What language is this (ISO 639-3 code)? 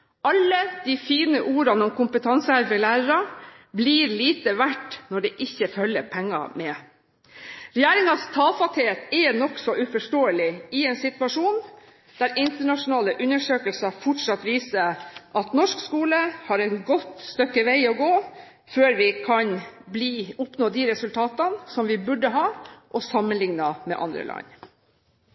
nob